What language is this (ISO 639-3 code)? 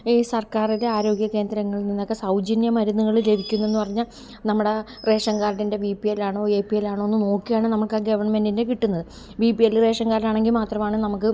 mal